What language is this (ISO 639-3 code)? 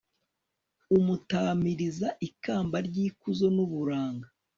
kin